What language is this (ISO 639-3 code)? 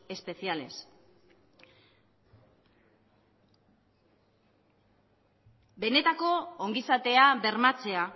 eus